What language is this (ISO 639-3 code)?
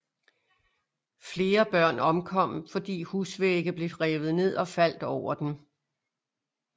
dan